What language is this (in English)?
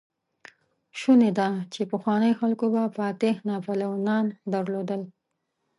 Pashto